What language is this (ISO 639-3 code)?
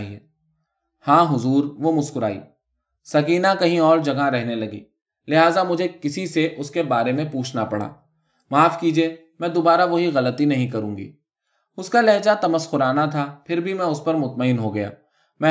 urd